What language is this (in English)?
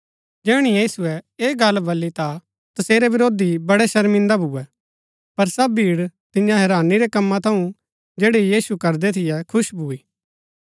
Gaddi